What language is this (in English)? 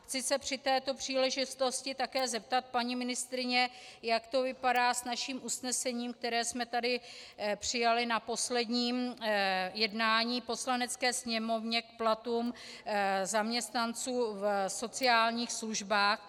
Czech